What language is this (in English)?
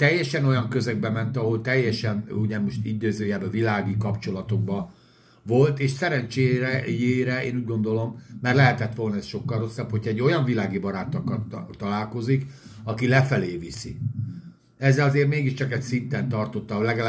Hungarian